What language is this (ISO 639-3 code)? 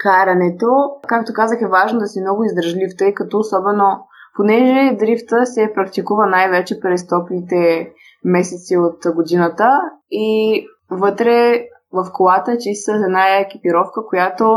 bul